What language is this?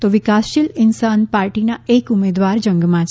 Gujarati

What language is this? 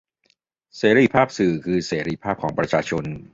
Thai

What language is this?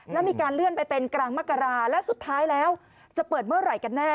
Thai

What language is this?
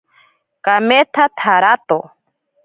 Ashéninka Perené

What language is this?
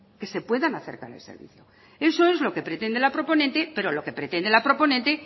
Spanish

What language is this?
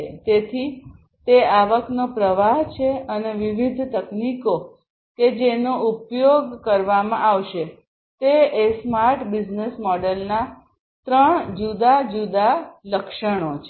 Gujarati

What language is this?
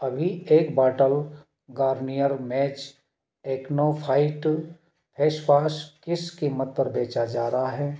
Hindi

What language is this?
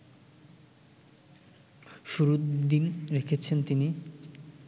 Bangla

